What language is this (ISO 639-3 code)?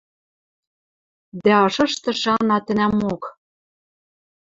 mrj